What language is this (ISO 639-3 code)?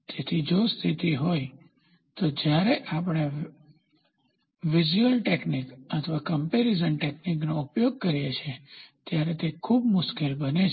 guj